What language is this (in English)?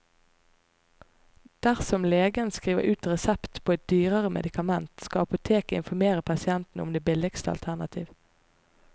Norwegian